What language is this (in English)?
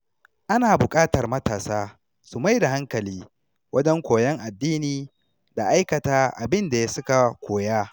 Hausa